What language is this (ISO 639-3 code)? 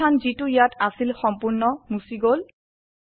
asm